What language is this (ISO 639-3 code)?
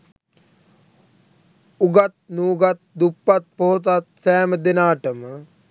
sin